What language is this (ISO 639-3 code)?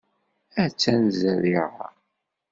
kab